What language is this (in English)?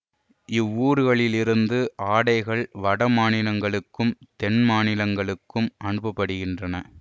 Tamil